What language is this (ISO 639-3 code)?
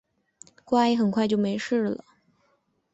zho